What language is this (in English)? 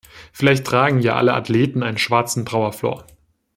German